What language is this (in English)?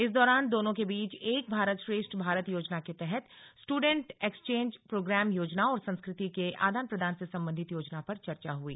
Hindi